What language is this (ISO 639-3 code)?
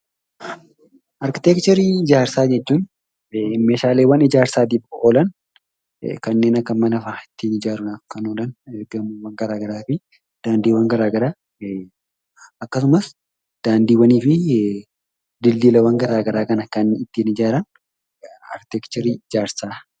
orm